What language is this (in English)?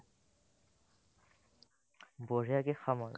Assamese